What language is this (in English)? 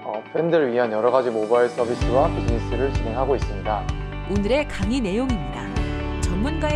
Korean